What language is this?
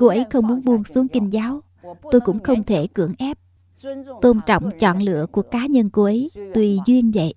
Vietnamese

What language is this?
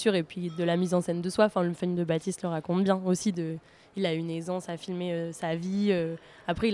French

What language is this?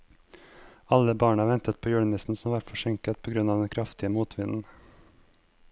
Norwegian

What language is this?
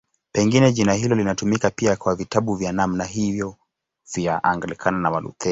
Swahili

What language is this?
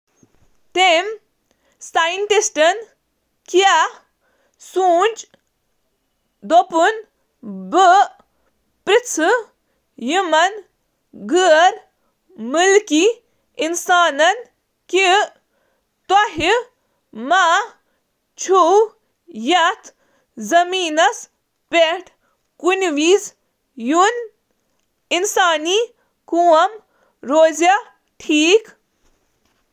Kashmiri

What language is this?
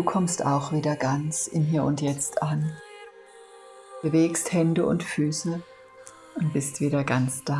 German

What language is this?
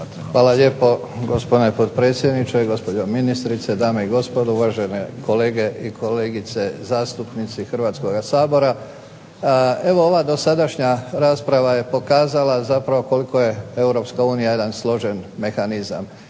Croatian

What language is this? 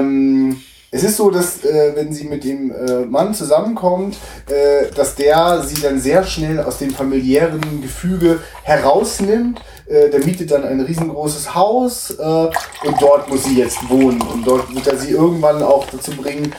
German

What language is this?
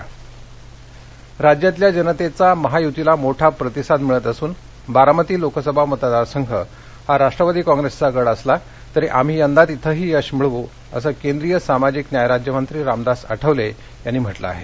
Marathi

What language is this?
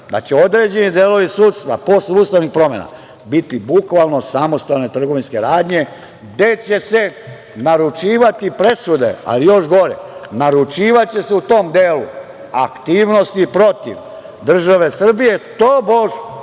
Serbian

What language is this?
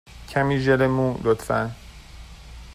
Persian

